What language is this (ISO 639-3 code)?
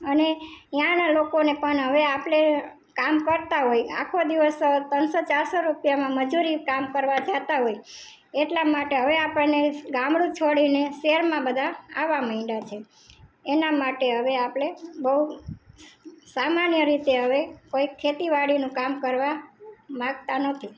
guj